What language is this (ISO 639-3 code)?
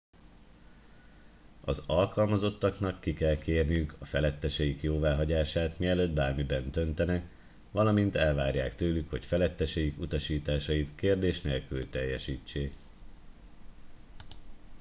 hun